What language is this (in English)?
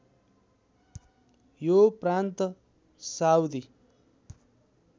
Nepali